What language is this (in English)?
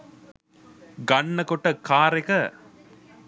Sinhala